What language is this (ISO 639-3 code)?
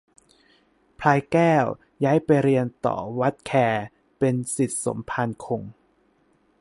tha